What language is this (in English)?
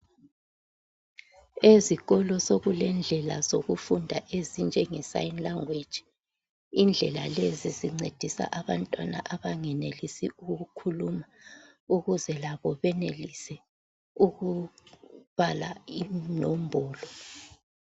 North Ndebele